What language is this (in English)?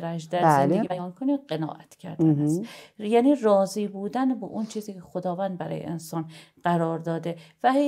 Persian